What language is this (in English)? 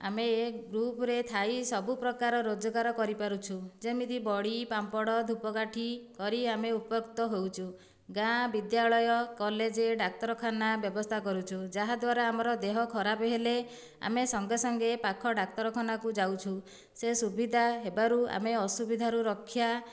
Odia